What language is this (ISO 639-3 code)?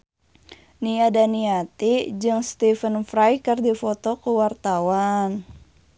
sun